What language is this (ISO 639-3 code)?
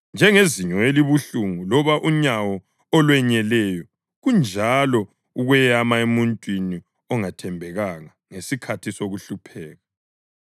nde